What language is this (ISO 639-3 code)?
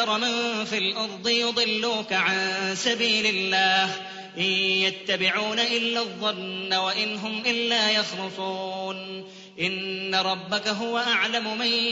ara